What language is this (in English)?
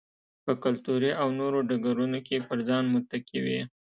Pashto